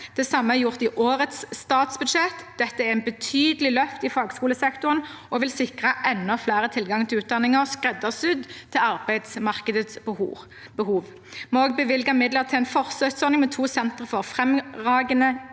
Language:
Norwegian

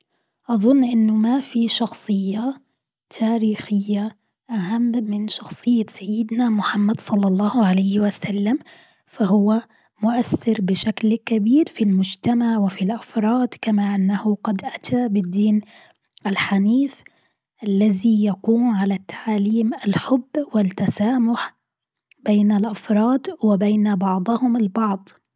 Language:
Gulf Arabic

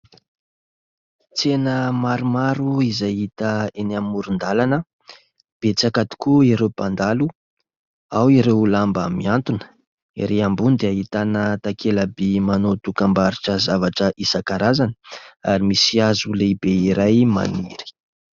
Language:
Malagasy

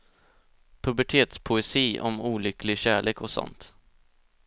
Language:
Swedish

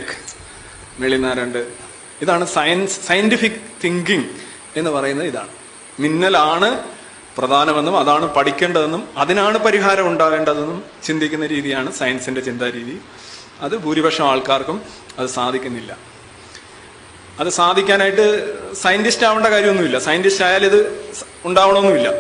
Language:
Malayalam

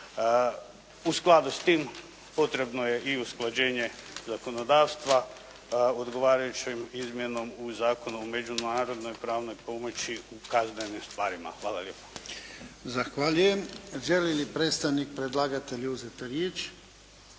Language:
Croatian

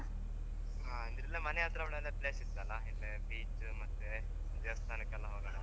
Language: Kannada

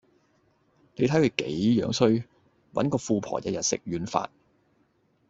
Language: Cantonese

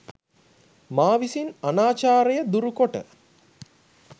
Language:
Sinhala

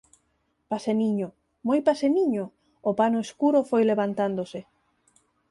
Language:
Galician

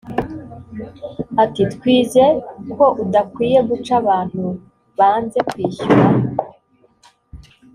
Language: Kinyarwanda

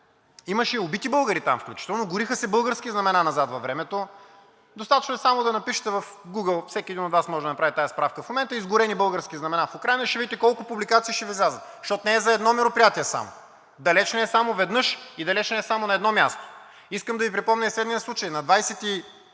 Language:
Bulgarian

